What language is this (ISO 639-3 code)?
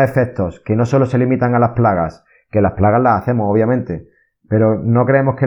spa